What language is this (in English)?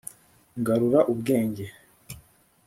Kinyarwanda